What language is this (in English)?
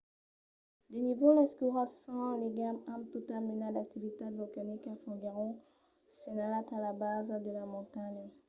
Occitan